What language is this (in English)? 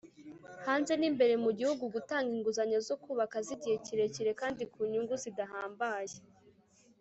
Kinyarwanda